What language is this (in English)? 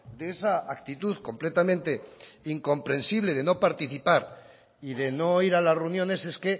Spanish